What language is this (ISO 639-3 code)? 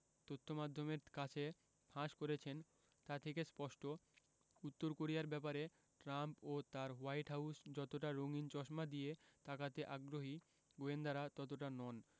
ben